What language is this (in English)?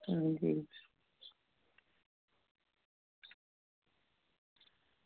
Dogri